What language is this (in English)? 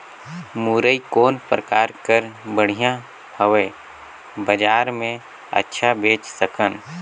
Chhattisgarhi